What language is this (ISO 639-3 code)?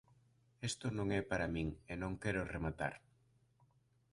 glg